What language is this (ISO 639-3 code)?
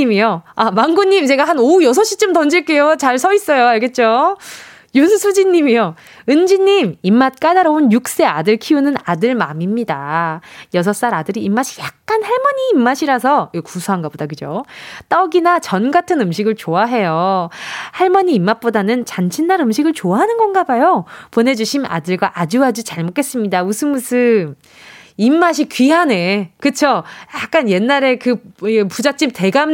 kor